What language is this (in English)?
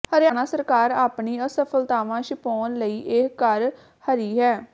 Punjabi